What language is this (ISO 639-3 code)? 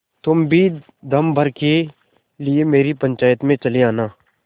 hin